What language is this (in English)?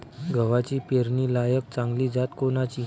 Marathi